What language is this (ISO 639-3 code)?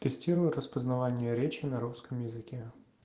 rus